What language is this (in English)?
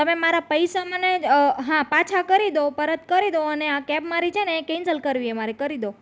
Gujarati